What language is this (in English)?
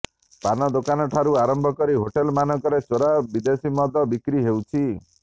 Odia